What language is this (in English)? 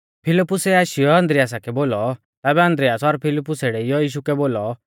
Mahasu Pahari